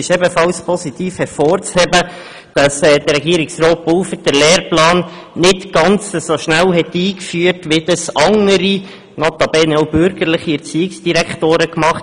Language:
Swiss German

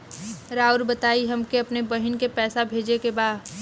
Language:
Bhojpuri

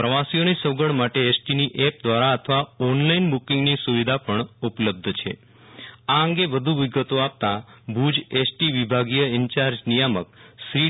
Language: Gujarati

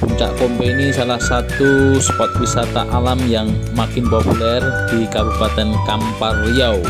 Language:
Indonesian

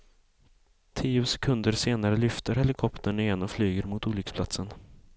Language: Swedish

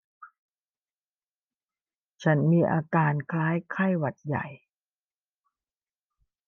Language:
Thai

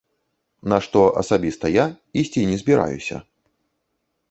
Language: Belarusian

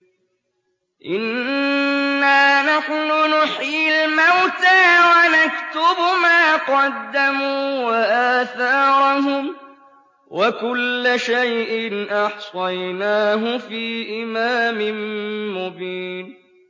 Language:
Arabic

